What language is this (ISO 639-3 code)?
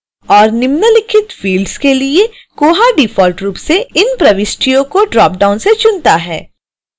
hin